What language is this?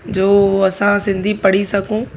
Sindhi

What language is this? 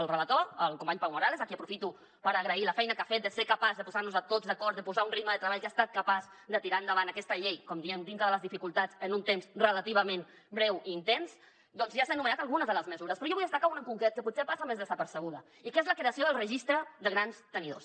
Catalan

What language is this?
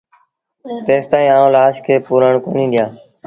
Sindhi Bhil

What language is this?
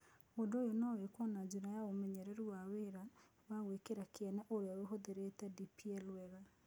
Kikuyu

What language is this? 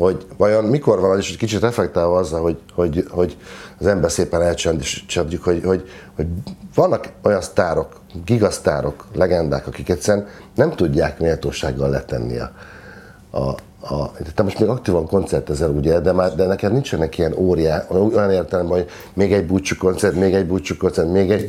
Hungarian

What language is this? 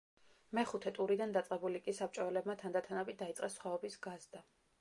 Georgian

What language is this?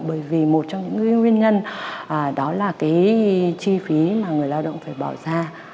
Vietnamese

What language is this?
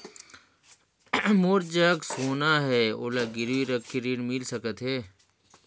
Chhattisgarhi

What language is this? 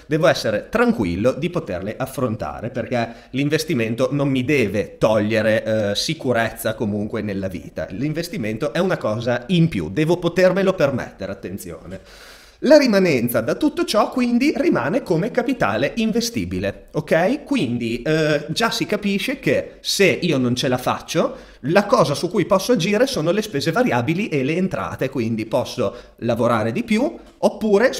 Italian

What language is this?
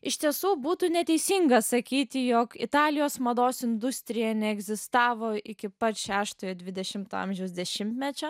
Lithuanian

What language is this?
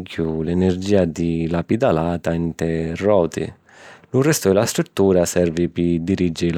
Sicilian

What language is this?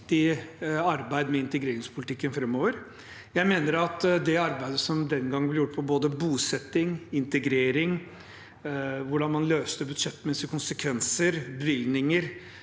Norwegian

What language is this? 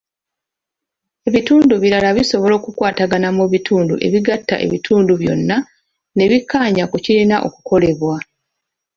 Ganda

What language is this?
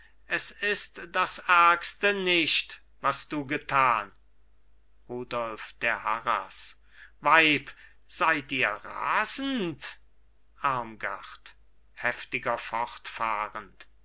German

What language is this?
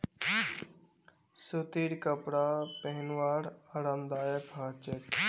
Magahi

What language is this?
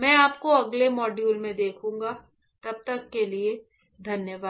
Hindi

